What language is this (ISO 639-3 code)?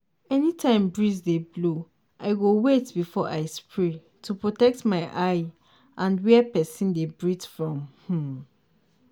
pcm